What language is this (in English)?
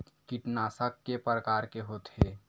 Chhattisgarhi